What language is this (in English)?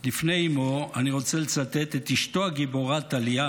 Hebrew